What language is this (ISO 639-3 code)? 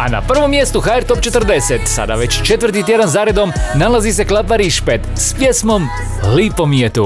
hrv